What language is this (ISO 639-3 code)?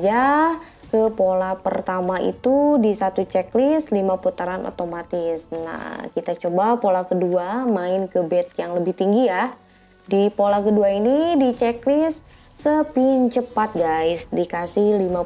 ind